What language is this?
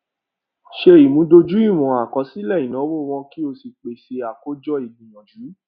Yoruba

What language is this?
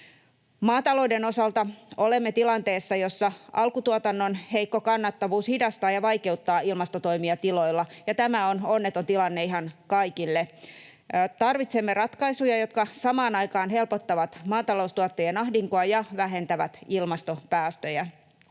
Finnish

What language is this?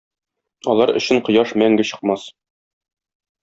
Tatar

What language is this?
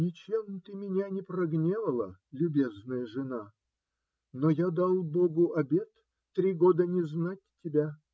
Russian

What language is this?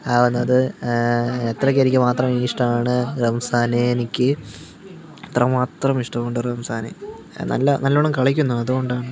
Malayalam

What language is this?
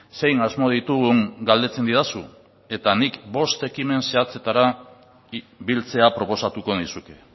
Basque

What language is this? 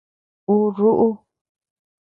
Tepeuxila Cuicatec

